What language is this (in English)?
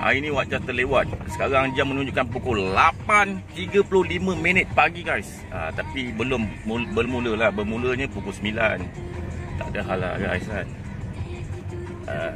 Malay